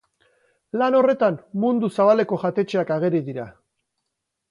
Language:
Basque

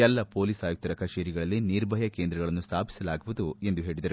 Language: Kannada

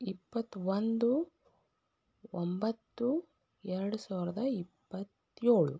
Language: Kannada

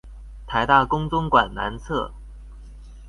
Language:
Chinese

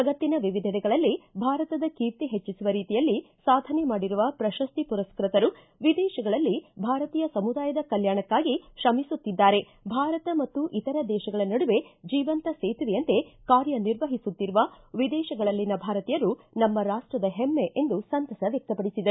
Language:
Kannada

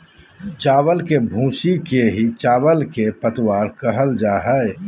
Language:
Magahi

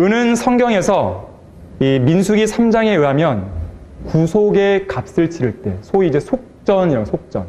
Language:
Korean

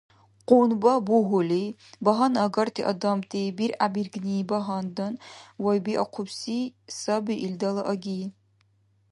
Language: Dargwa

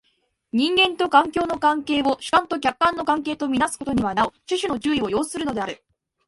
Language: Japanese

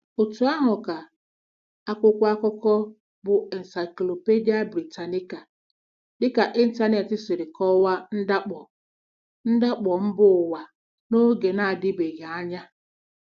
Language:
Igbo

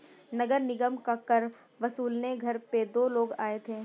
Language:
Hindi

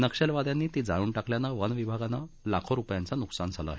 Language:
Marathi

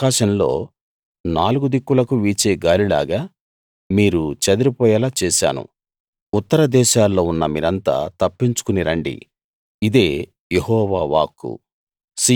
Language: Telugu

